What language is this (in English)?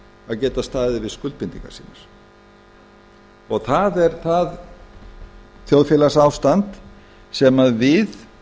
Icelandic